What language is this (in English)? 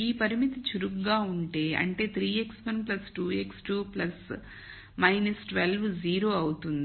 Telugu